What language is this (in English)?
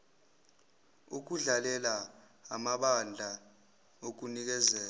Zulu